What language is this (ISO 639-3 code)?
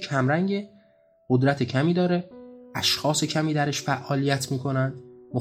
fas